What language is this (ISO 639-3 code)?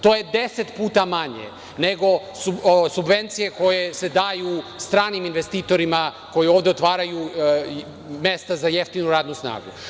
srp